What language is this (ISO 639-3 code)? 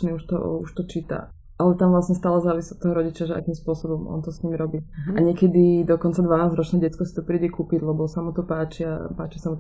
slk